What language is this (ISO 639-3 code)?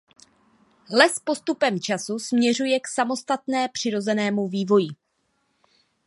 ces